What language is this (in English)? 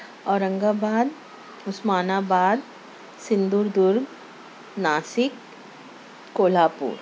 Urdu